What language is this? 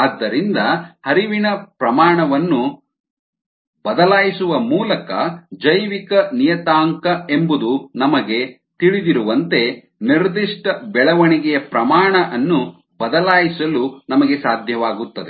Kannada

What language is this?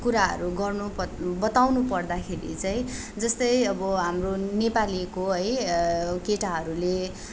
Nepali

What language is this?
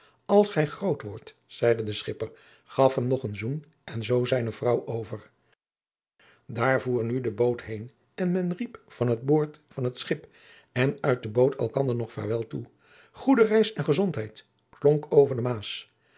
Dutch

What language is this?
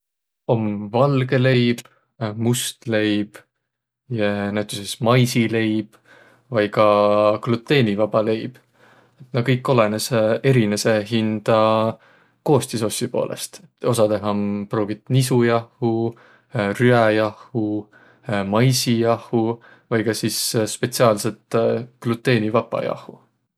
Võro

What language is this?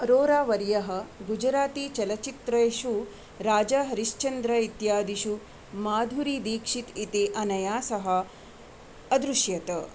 Sanskrit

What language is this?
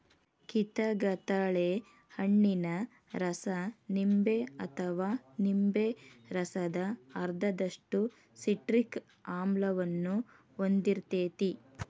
Kannada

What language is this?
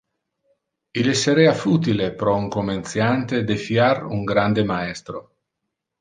Interlingua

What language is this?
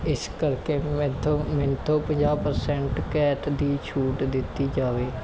Punjabi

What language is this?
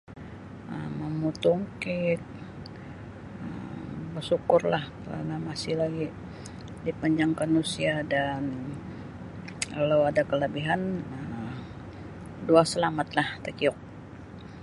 Sabah Bisaya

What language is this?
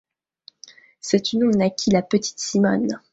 French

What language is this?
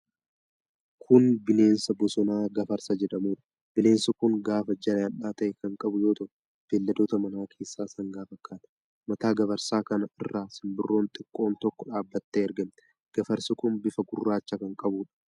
Oromo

